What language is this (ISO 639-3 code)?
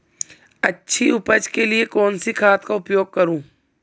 hin